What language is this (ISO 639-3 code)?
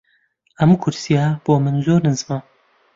ckb